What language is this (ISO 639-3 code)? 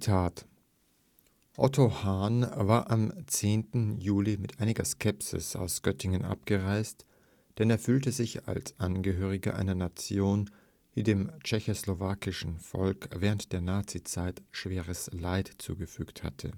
deu